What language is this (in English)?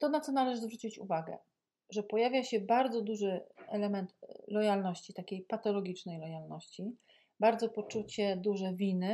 Polish